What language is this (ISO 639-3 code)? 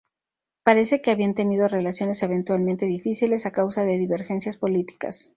spa